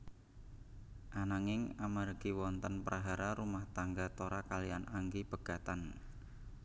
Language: Javanese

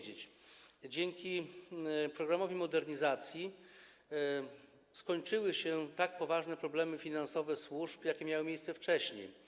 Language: Polish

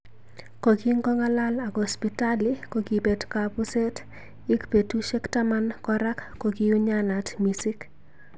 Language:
Kalenjin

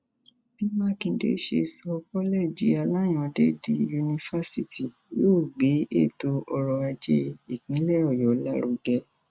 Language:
Yoruba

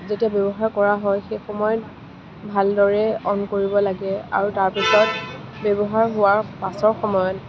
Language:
Assamese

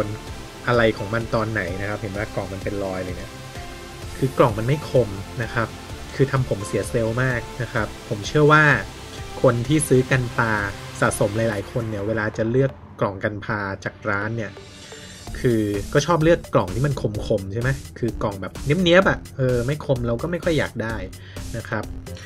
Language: Thai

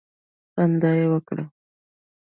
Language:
Pashto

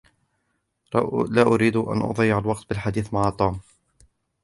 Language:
Arabic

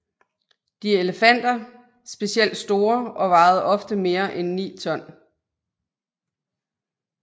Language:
Danish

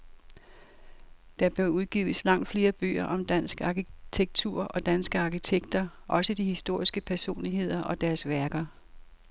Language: Danish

